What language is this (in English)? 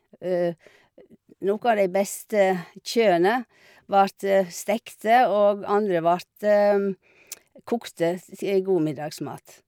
Norwegian